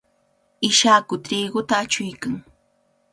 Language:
Cajatambo North Lima Quechua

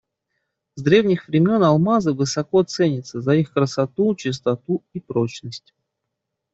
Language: Russian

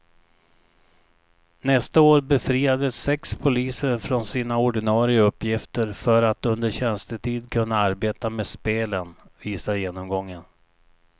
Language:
Swedish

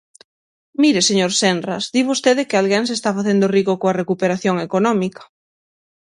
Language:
Galician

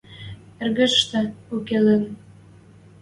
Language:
Western Mari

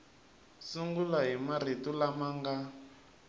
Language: Tsonga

